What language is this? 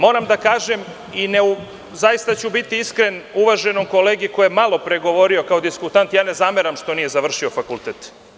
Serbian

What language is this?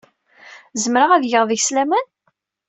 Kabyle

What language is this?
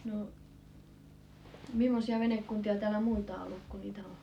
Finnish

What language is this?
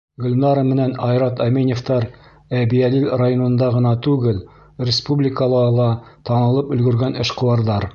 Bashkir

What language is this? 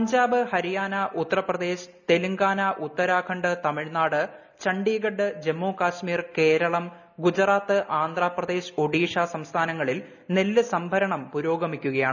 Malayalam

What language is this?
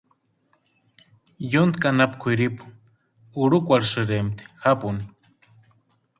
Western Highland Purepecha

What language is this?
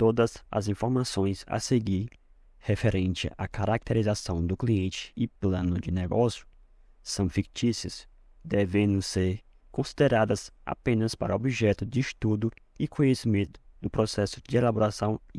Portuguese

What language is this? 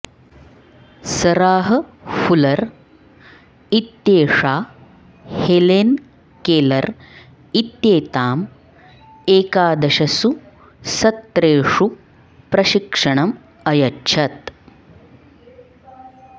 Sanskrit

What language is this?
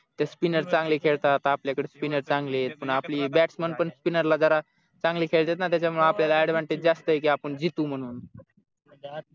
Marathi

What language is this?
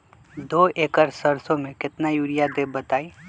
Magahi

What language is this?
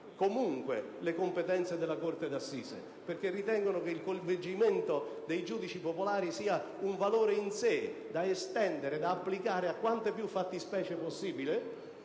Italian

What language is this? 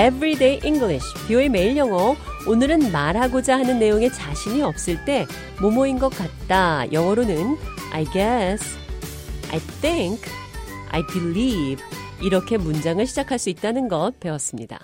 Korean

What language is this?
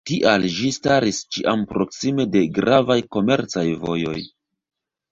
Esperanto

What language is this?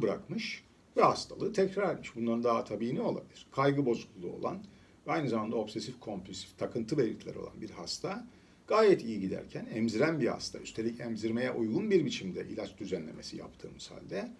Turkish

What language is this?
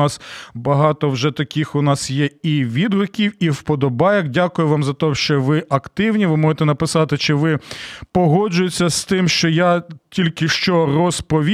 Ukrainian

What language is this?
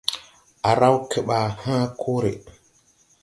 Tupuri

